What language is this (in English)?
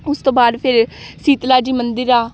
Punjabi